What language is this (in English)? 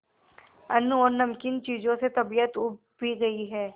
Hindi